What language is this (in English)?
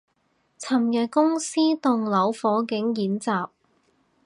Cantonese